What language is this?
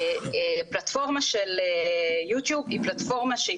Hebrew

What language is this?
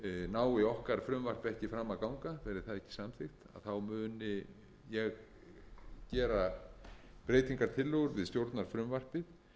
Icelandic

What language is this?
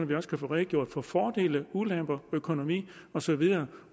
Danish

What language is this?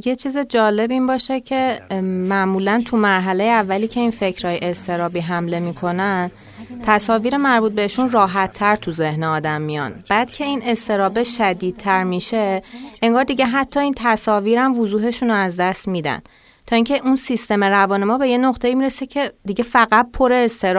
Persian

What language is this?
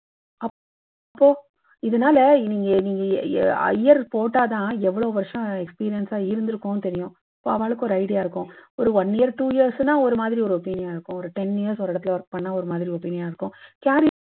Tamil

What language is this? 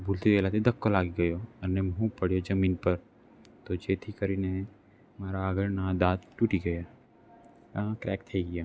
Gujarati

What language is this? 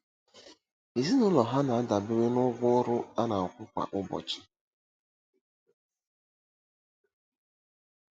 Igbo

